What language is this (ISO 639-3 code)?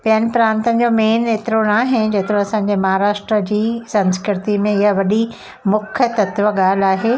snd